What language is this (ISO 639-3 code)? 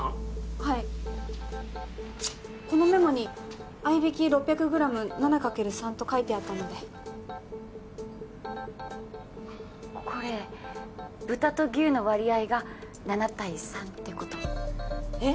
jpn